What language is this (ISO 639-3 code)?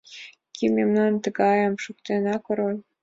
chm